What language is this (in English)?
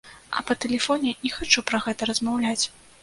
Belarusian